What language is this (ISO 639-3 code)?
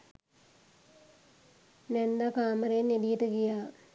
sin